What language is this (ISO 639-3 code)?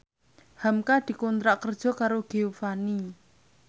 jav